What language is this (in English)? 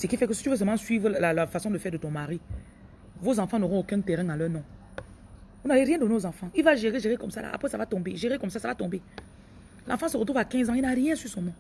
French